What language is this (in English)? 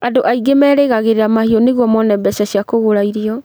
Kikuyu